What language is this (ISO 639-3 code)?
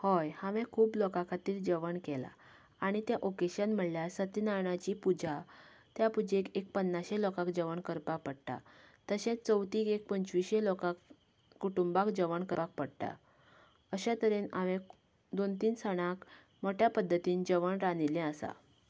kok